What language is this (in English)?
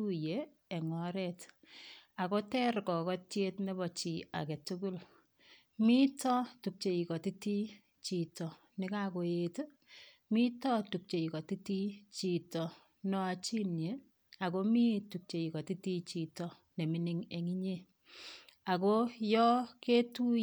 Kalenjin